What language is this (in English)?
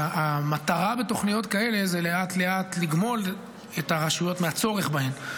Hebrew